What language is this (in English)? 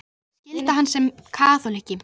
Icelandic